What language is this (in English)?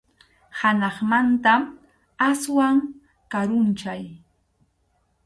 Arequipa-La Unión Quechua